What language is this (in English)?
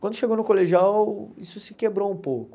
Portuguese